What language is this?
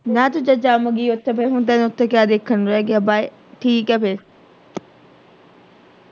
Punjabi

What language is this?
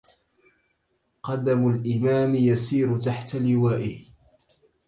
Arabic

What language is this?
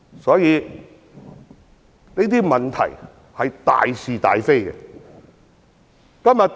Cantonese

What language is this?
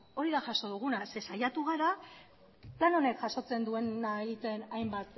Basque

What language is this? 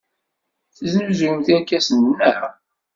Kabyle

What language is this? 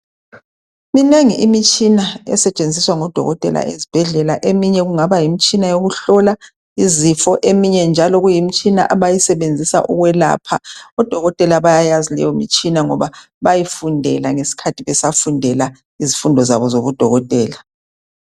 North Ndebele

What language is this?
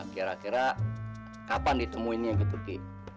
Indonesian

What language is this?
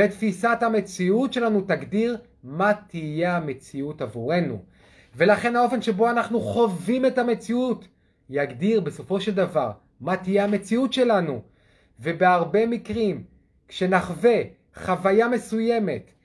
Hebrew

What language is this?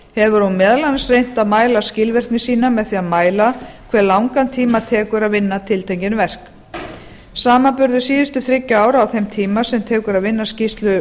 Icelandic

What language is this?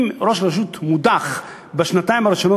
Hebrew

